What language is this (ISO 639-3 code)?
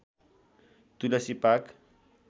nep